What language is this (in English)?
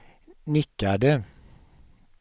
Swedish